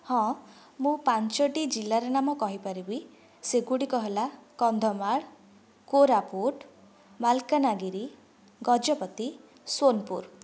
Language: Odia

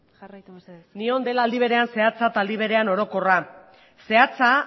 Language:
Basque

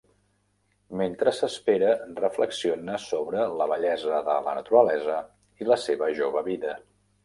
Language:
Catalan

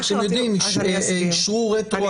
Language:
Hebrew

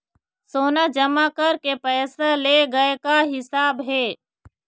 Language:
Chhattisgarhi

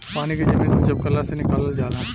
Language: Bhojpuri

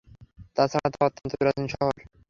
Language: Bangla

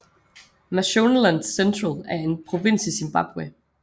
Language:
Danish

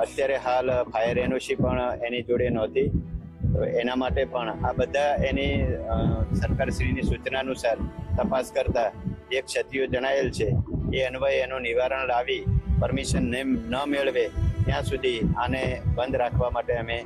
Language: Gujarati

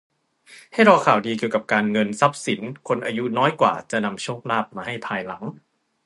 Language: Thai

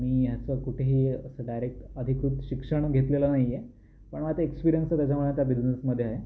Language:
Marathi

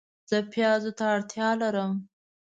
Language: Pashto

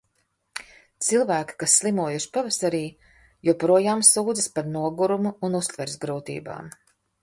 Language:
Latvian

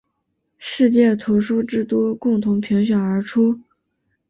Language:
Chinese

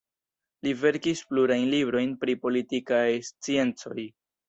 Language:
Esperanto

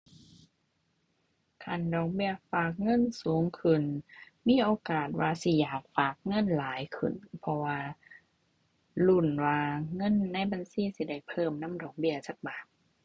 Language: Thai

